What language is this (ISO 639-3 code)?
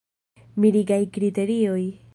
epo